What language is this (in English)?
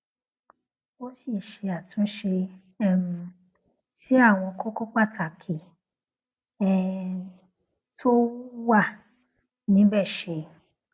Yoruba